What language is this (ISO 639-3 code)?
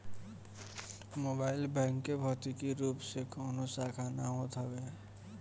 bho